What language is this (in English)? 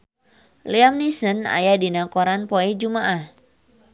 Sundanese